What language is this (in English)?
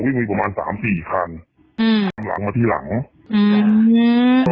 Thai